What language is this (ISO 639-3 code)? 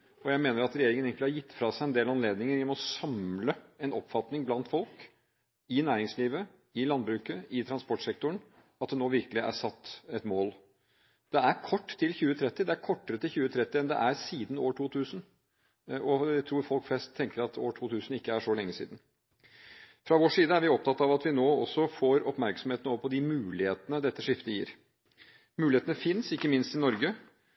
nob